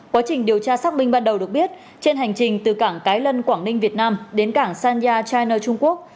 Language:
Vietnamese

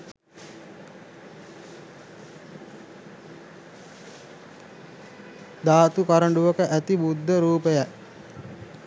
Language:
Sinhala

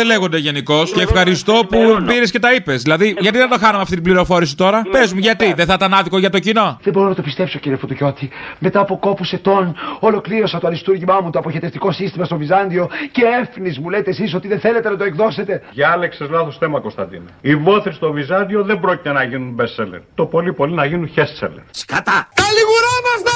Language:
Greek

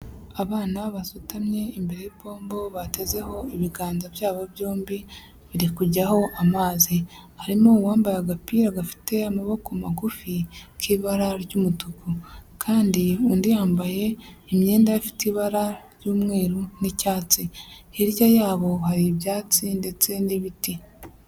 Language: Kinyarwanda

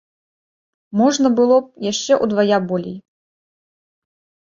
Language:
Belarusian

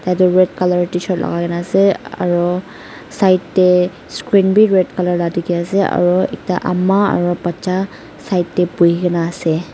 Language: Naga Pidgin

